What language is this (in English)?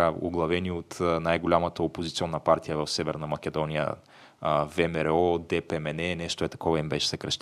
Bulgarian